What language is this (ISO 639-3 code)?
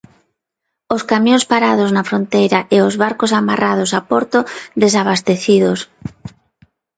glg